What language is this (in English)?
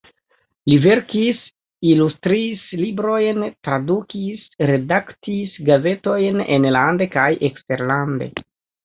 Esperanto